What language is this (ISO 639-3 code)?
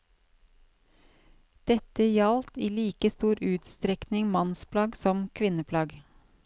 nor